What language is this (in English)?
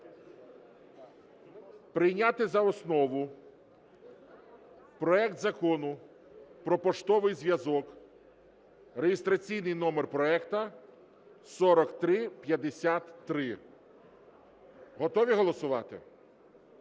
Ukrainian